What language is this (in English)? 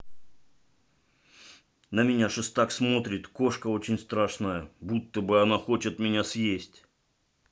Russian